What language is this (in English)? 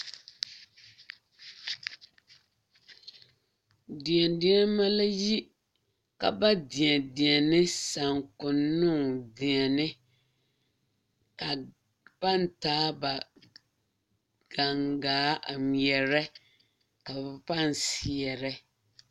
Southern Dagaare